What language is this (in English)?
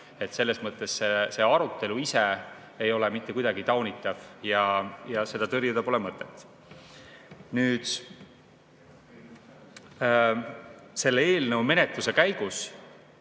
Estonian